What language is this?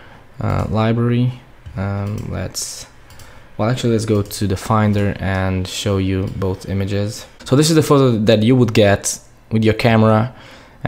English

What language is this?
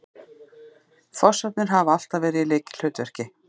Icelandic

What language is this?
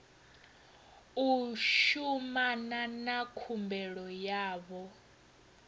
Venda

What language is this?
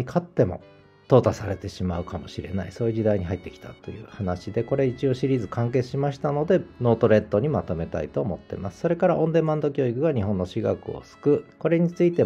Japanese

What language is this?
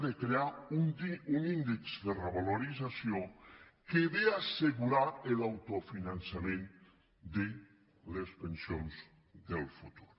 Catalan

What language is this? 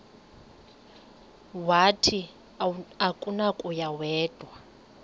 Xhosa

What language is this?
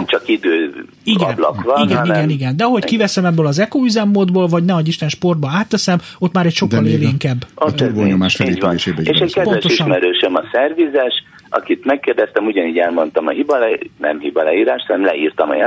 Hungarian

